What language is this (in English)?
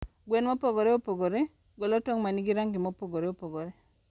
Luo (Kenya and Tanzania)